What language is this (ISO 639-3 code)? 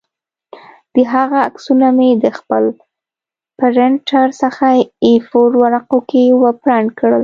pus